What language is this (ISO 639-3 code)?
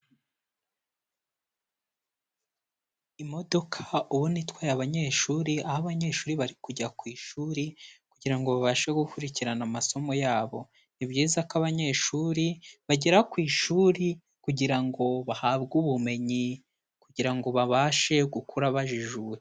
kin